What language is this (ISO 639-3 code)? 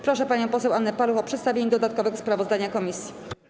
pol